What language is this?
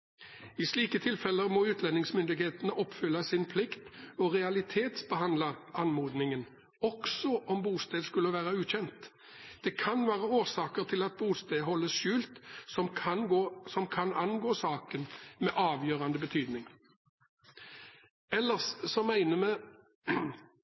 Norwegian Bokmål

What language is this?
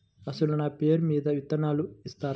Telugu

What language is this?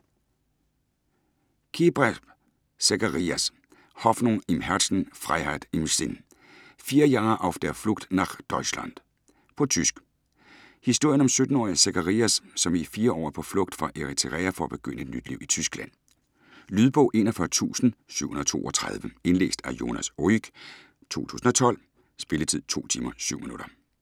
Danish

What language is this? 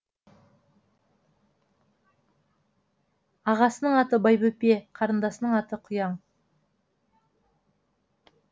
Kazakh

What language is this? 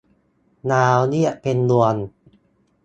Thai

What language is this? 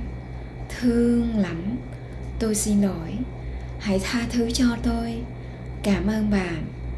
Vietnamese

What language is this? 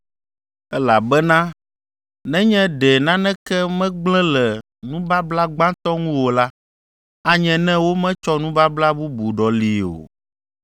Ewe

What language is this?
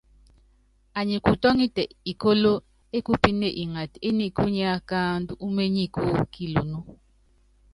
Yangben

